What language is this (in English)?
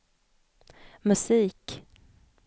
Swedish